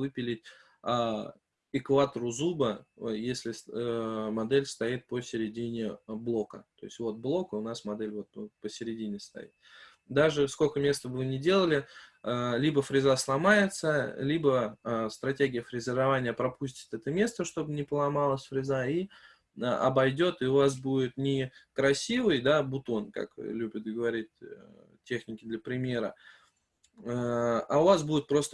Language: Russian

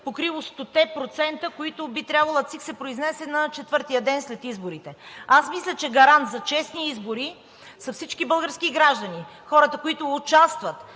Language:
Bulgarian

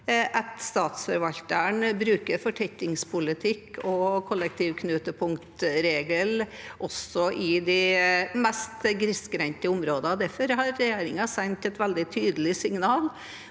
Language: Norwegian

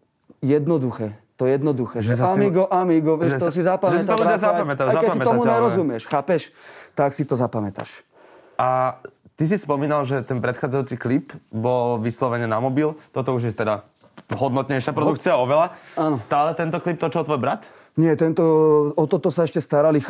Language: Slovak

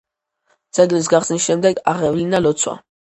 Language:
Georgian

